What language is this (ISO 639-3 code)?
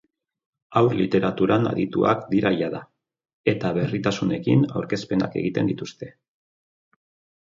eus